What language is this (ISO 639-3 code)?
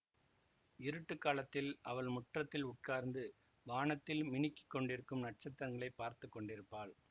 tam